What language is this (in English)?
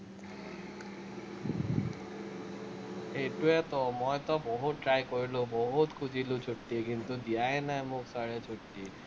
Assamese